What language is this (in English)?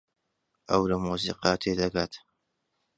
Central Kurdish